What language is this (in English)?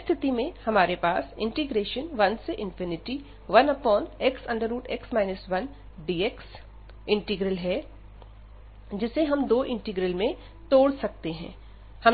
Hindi